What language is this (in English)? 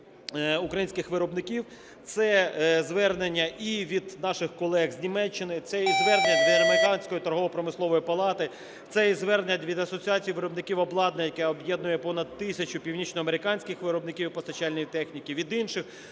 Ukrainian